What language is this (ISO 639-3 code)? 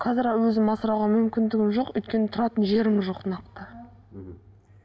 kaz